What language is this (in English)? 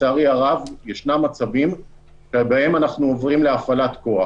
Hebrew